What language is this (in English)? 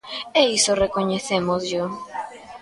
Galician